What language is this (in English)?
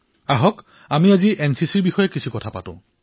Assamese